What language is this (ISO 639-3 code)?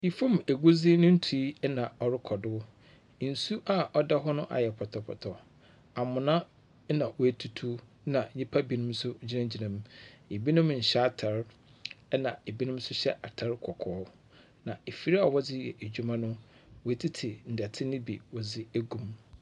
aka